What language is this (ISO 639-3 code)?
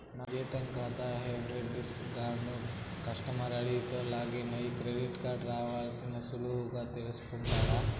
tel